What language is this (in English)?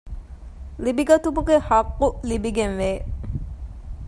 Divehi